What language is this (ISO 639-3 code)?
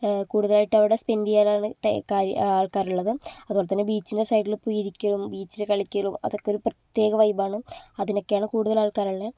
mal